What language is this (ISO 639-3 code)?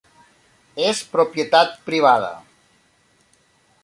cat